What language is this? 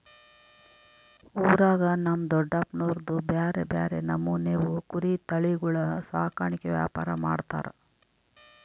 Kannada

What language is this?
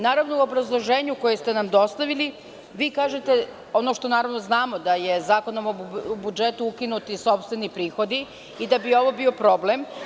Serbian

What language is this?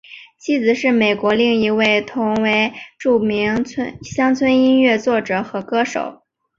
Chinese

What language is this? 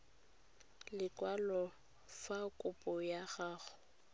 Tswana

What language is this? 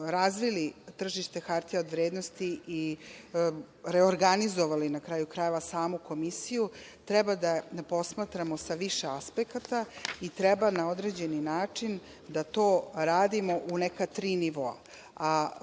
Serbian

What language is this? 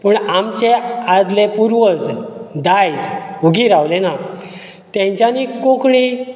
Konkani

